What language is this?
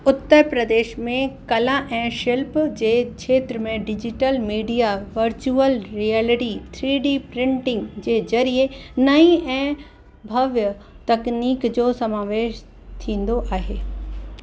Sindhi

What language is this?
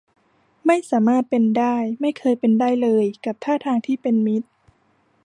Thai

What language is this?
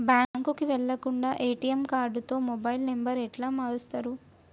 Telugu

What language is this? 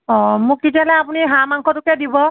Assamese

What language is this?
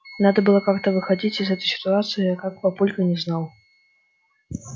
Russian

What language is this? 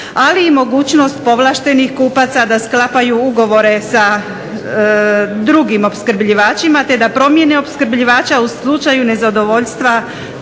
Croatian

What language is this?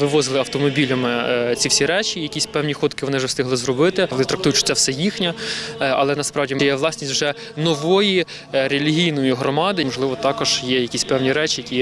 Ukrainian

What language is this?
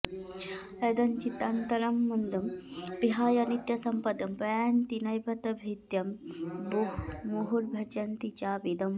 Sanskrit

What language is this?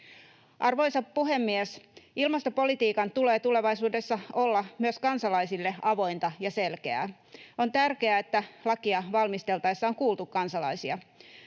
Finnish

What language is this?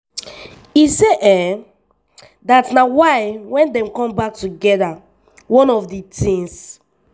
Nigerian Pidgin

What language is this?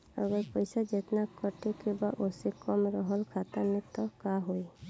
Bhojpuri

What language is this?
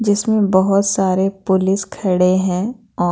Hindi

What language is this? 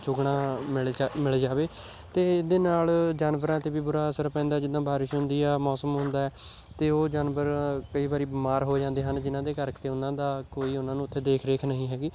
Punjabi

